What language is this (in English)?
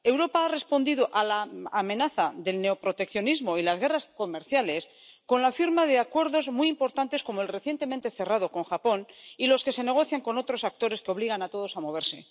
Spanish